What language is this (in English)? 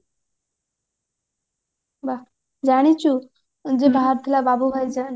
Odia